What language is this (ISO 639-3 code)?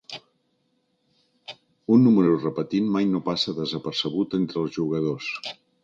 cat